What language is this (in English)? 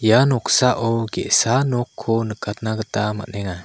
Garo